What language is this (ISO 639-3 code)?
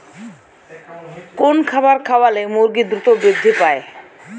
ben